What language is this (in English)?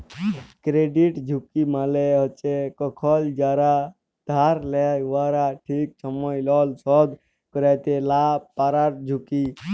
Bangla